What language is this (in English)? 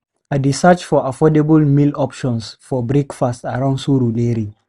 Nigerian Pidgin